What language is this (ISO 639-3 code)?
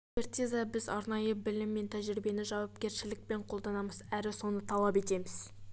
kaz